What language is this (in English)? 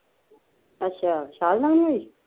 Punjabi